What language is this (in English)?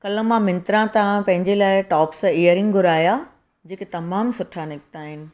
Sindhi